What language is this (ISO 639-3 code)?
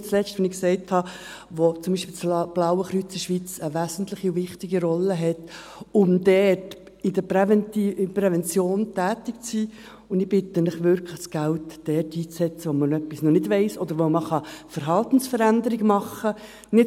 gsw